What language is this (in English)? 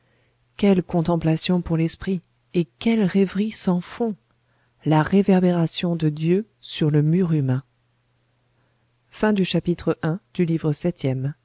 French